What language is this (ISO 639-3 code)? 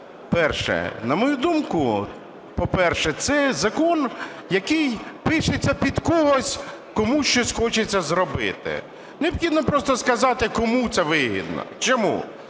ukr